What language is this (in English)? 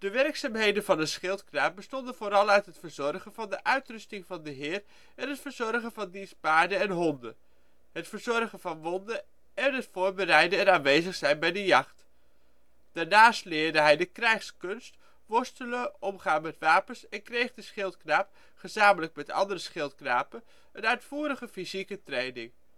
Dutch